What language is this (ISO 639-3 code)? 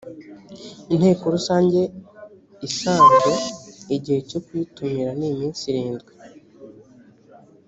kin